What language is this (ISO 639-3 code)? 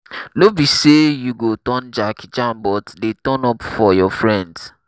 pcm